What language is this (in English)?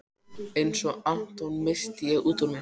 Icelandic